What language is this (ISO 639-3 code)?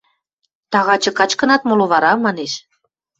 mrj